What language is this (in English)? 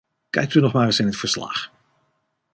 Dutch